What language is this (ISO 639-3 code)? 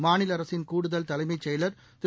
tam